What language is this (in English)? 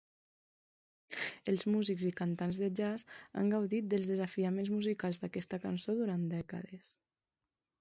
Catalan